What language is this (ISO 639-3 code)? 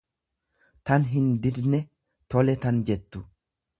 orm